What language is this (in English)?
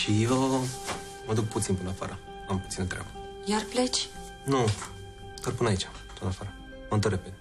Romanian